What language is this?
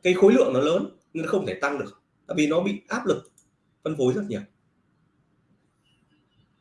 Vietnamese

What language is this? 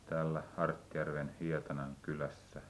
Finnish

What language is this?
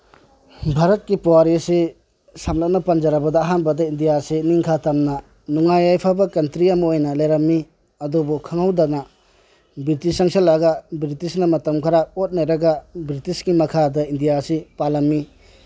Manipuri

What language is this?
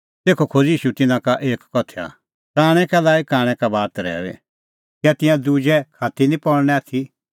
Kullu Pahari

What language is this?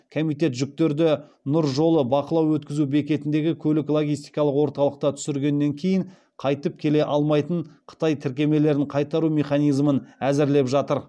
Kazakh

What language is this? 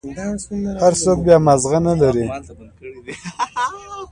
Pashto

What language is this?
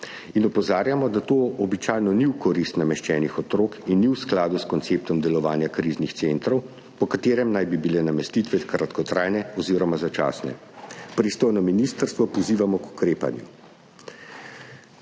Slovenian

